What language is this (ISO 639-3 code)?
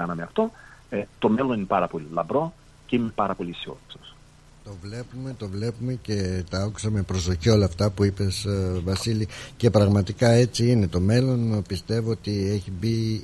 ell